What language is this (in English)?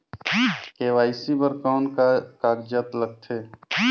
Chhattisgarhi